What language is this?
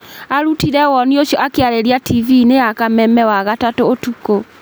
Kikuyu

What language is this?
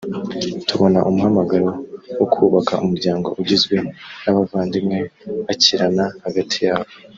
Kinyarwanda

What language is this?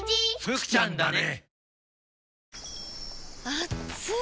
Japanese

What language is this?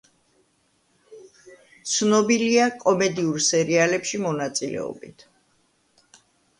Georgian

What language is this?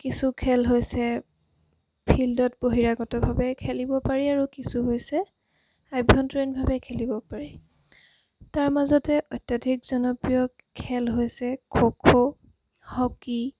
Assamese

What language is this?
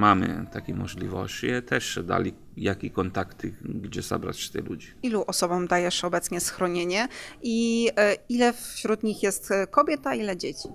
Polish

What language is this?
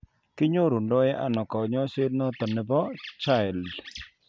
Kalenjin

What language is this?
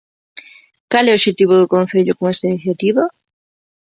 Galician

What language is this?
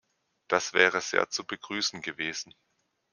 German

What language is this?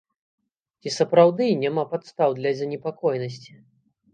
Belarusian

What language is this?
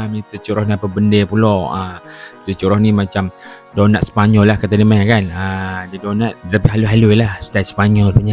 Malay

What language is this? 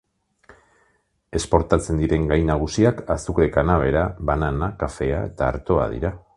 Basque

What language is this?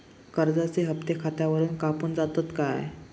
Marathi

